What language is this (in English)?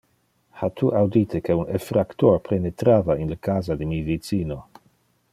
Interlingua